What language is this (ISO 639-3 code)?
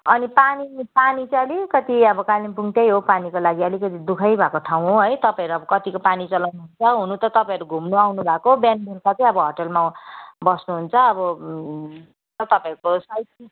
nep